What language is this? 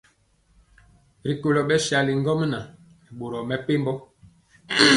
Mpiemo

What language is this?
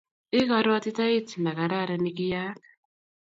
Kalenjin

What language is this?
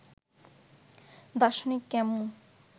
Bangla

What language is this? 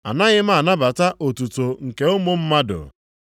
Igbo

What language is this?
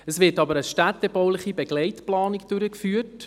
Swiss German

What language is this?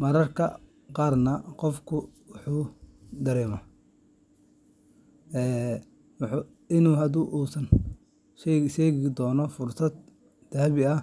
Somali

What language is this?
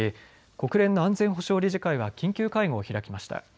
Japanese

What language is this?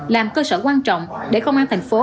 Vietnamese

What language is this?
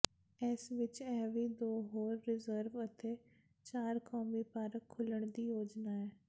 Punjabi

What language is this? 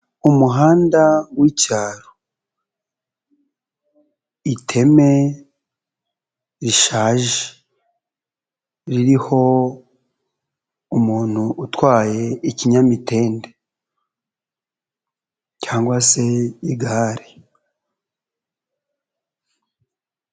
Kinyarwanda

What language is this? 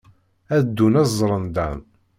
Kabyle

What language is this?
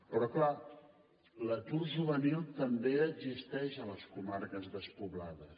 Catalan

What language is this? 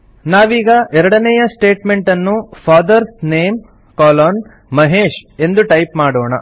Kannada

